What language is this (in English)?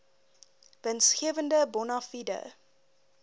Afrikaans